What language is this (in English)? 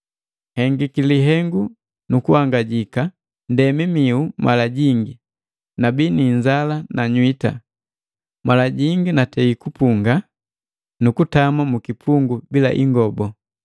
Matengo